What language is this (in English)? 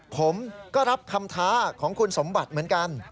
Thai